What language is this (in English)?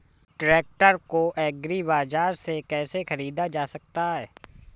Hindi